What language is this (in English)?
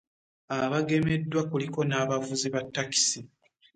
Ganda